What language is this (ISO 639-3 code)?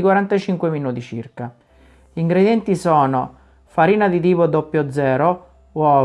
ita